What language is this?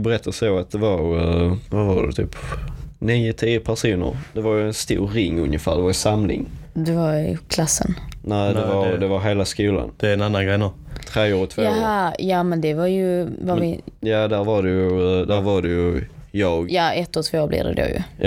Swedish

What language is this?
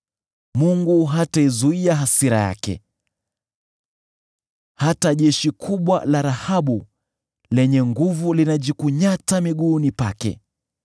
Swahili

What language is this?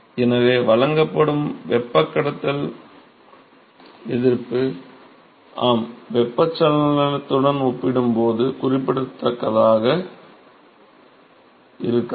Tamil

